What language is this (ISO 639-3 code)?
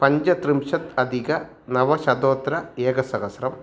san